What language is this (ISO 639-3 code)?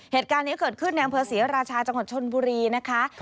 tha